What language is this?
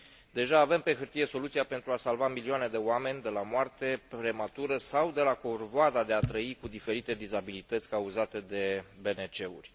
Romanian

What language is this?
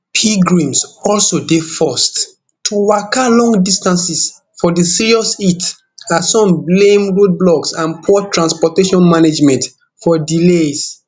Nigerian Pidgin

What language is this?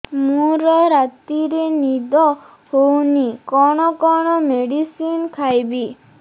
Odia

